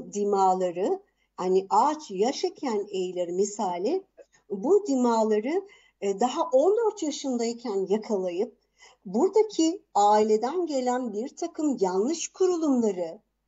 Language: Turkish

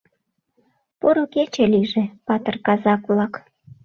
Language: Mari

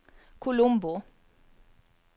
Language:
Norwegian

